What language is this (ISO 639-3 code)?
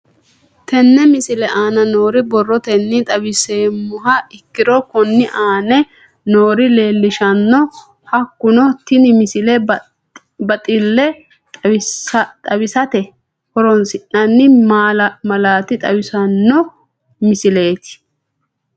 sid